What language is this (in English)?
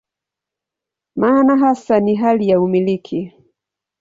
Swahili